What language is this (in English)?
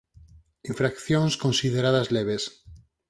Galician